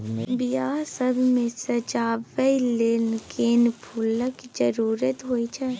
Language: Maithili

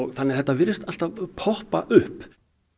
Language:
Icelandic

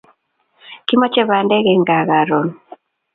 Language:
Kalenjin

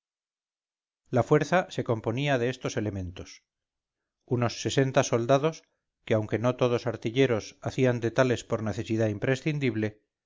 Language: Spanish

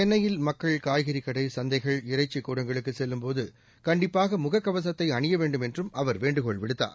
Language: Tamil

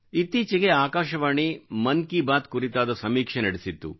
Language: Kannada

